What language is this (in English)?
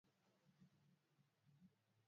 Swahili